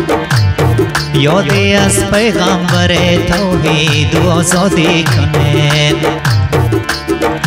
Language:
Persian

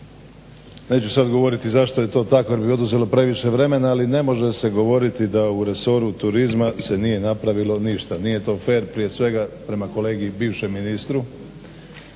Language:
Croatian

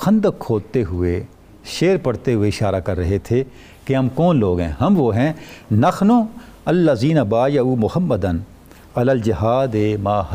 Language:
Urdu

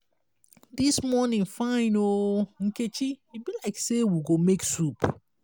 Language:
Nigerian Pidgin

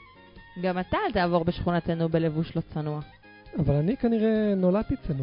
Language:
Hebrew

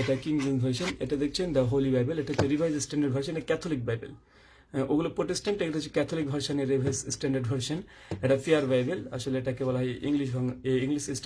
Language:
Turkish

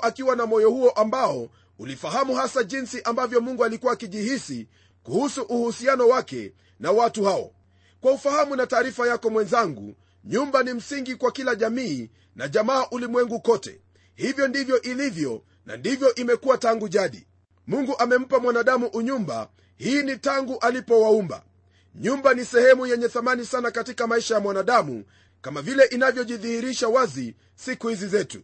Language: Swahili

